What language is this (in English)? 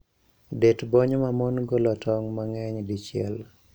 Luo (Kenya and Tanzania)